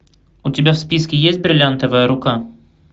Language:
Russian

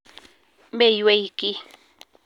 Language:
Kalenjin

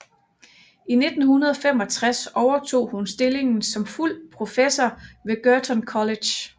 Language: Danish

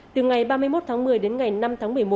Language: Vietnamese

